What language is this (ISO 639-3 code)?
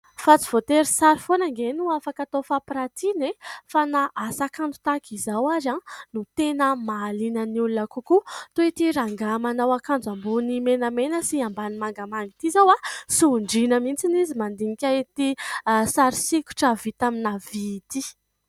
mlg